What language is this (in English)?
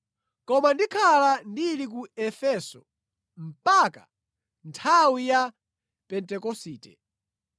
Nyanja